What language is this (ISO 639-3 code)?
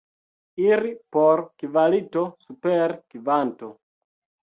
epo